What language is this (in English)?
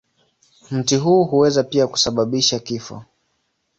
Swahili